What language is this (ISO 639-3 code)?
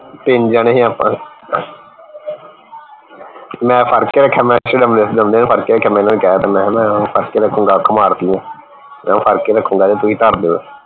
pan